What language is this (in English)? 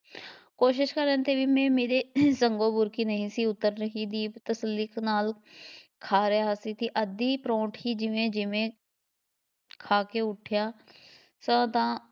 Punjabi